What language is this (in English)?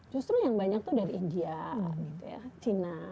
Indonesian